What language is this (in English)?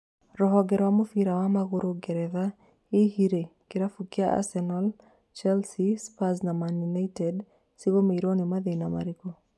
Kikuyu